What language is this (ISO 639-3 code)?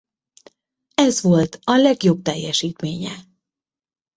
hun